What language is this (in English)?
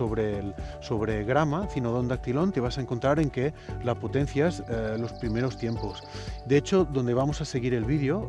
Spanish